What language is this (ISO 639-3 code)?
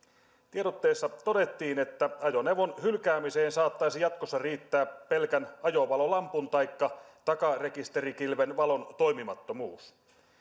fin